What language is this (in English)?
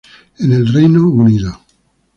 Spanish